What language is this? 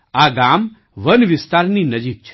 Gujarati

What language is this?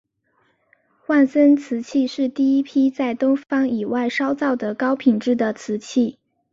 Chinese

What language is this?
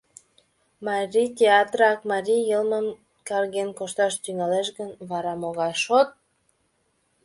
Mari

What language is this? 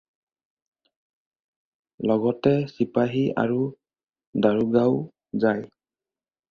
Assamese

